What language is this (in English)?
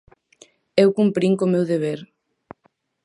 Galician